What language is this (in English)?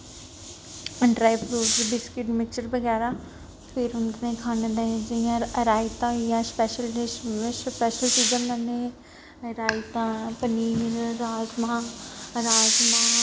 Dogri